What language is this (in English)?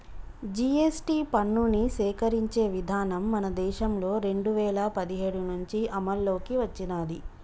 Telugu